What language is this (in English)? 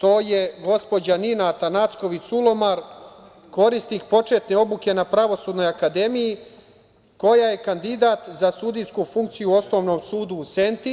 Serbian